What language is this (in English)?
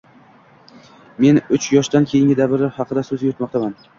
Uzbek